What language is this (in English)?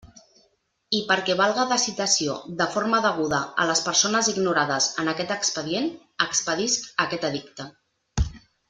Catalan